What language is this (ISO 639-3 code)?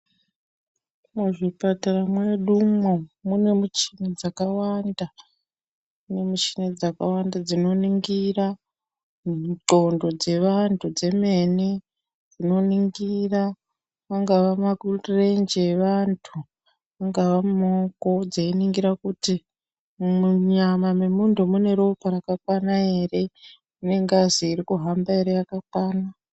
ndc